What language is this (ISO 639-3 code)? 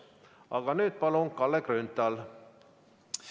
est